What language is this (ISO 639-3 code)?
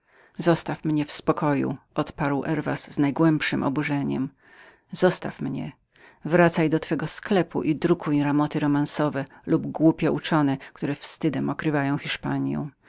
pol